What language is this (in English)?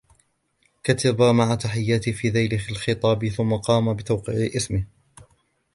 Arabic